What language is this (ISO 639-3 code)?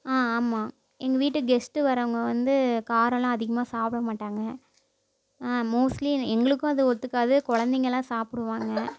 tam